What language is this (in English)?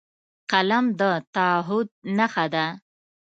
Pashto